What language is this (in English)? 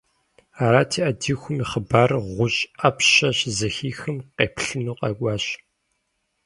Kabardian